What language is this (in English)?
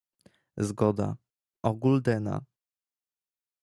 Polish